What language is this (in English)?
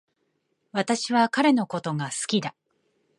Japanese